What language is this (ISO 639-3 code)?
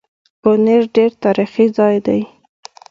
pus